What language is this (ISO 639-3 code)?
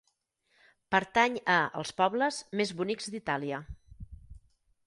cat